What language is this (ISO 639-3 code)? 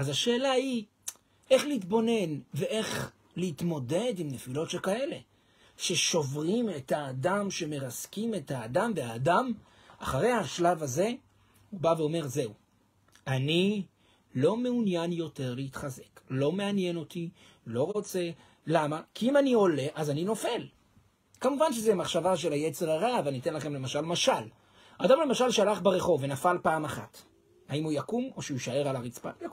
heb